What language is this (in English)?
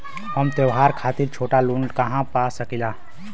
Bhojpuri